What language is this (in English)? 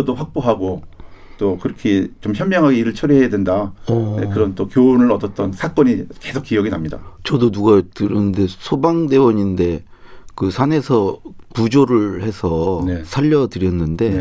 Korean